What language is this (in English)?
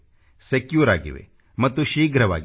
Kannada